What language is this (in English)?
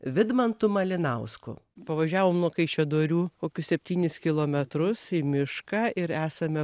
Lithuanian